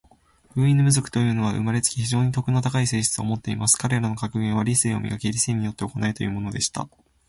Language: Japanese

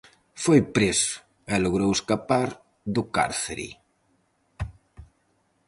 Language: Galician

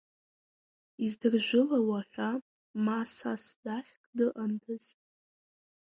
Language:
Abkhazian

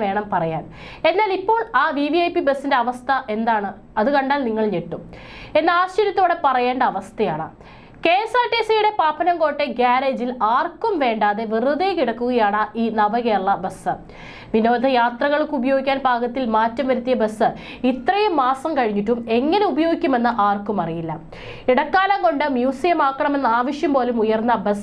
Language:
Malayalam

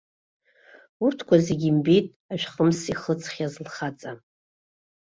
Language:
Abkhazian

